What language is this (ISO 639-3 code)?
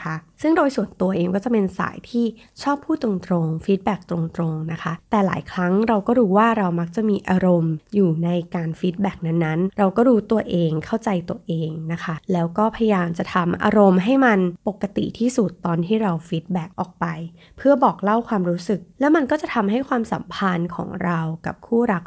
tha